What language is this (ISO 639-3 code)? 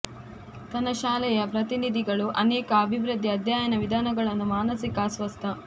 kan